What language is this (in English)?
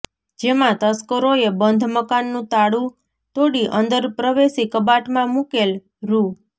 Gujarati